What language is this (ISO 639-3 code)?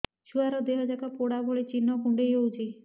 ori